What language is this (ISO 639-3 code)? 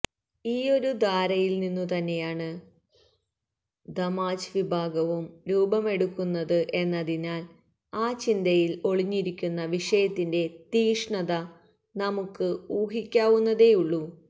mal